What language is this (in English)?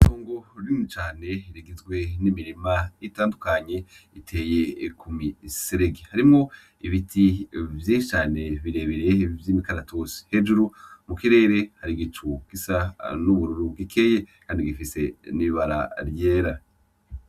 Rundi